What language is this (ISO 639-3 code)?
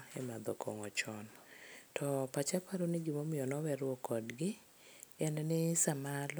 luo